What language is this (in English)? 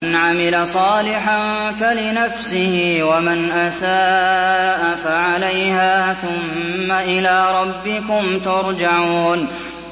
Arabic